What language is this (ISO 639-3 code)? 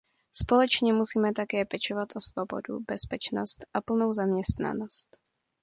ces